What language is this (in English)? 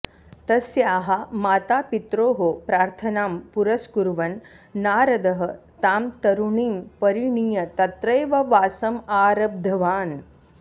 Sanskrit